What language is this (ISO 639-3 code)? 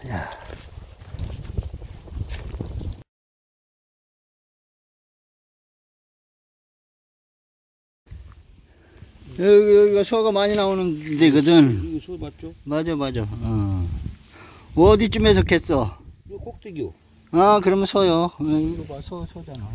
kor